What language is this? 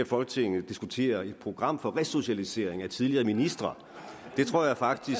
Danish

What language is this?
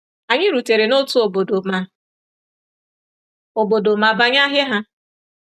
Igbo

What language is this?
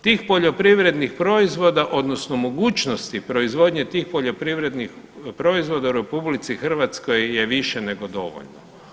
Croatian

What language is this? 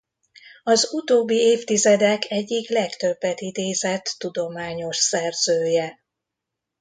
Hungarian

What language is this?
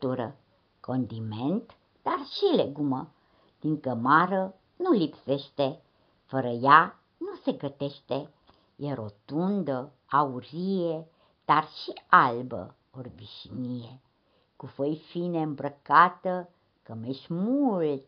Romanian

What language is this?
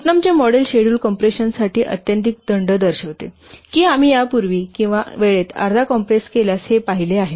Marathi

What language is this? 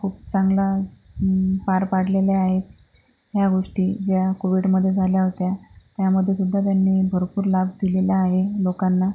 Marathi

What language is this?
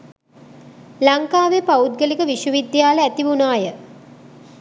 Sinhala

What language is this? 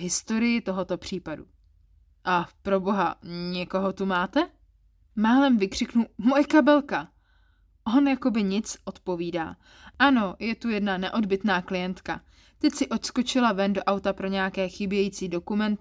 Czech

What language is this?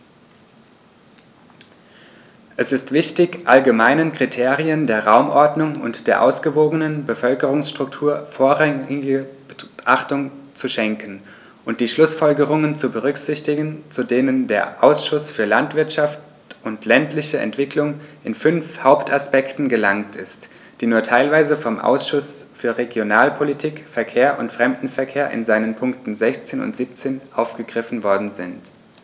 German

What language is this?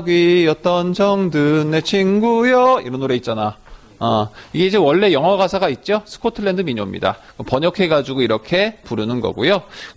Korean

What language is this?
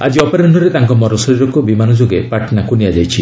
Odia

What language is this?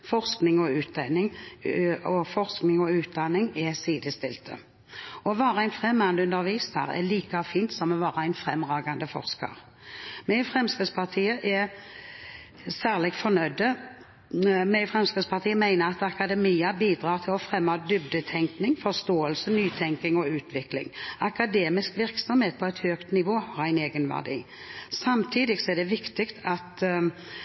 Norwegian Bokmål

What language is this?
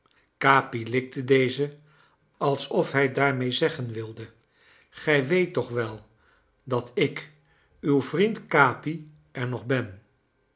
Dutch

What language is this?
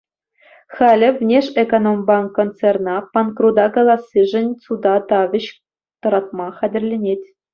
Chuvash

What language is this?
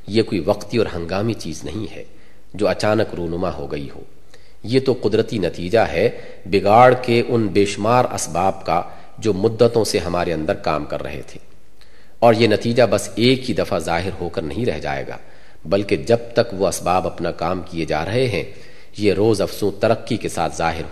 Urdu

